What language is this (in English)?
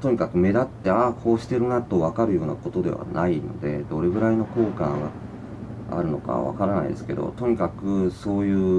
Japanese